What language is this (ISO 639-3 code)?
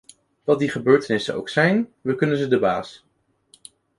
nld